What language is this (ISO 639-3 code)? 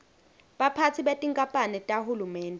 ssw